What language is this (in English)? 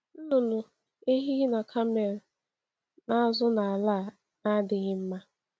Igbo